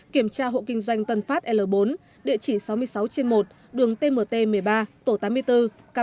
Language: Vietnamese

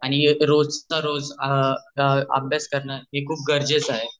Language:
Marathi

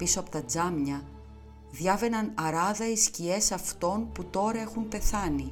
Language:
Greek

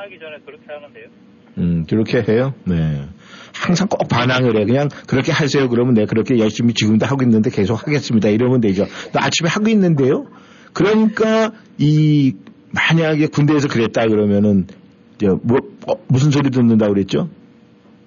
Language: Korean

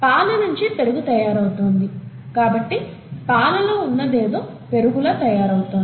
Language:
Telugu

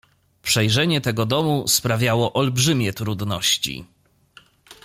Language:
Polish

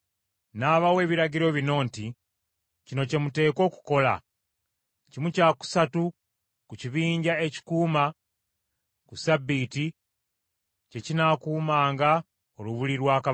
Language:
Ganda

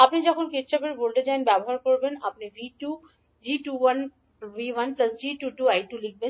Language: Bangla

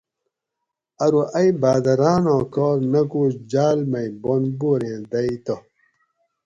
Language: Gawri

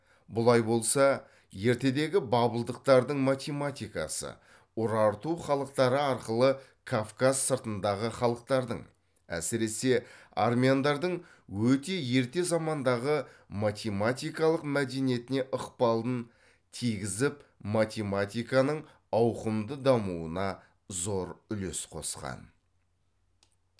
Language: Kazakh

